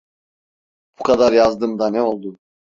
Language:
Turkish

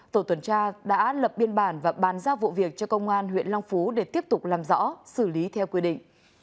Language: Vietnamese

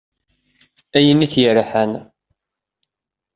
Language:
Kabyle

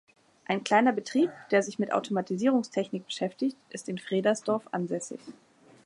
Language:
German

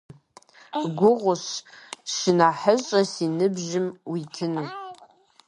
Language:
Kabardian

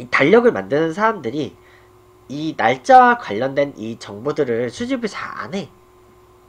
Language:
Korean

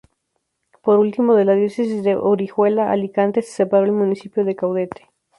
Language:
Spanish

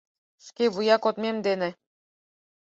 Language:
Mari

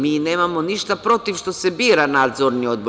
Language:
Serbian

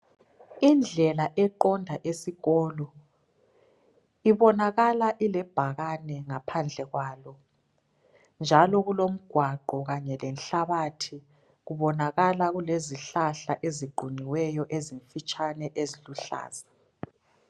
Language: North Ndebele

